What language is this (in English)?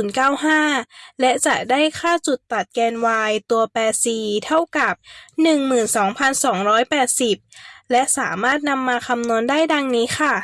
Thai